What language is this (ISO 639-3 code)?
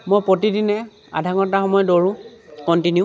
asm